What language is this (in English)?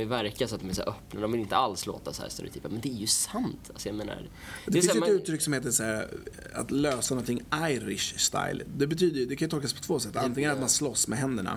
Swedish